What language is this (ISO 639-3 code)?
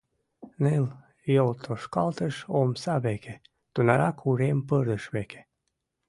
chm